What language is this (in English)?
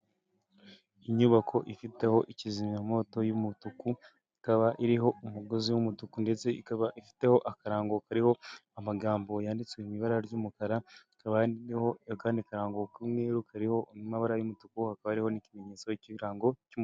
Kinyarwanda